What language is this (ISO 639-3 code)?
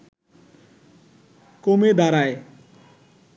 ben